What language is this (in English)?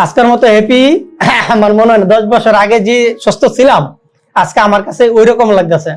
Indonesian